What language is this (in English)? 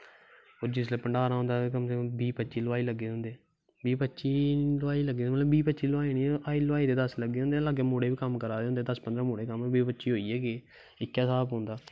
Dogri